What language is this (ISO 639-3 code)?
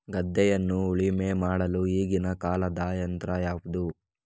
kan